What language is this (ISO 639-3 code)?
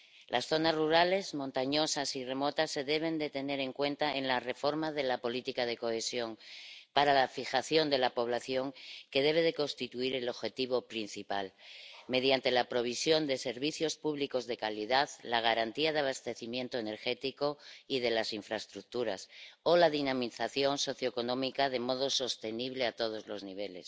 spa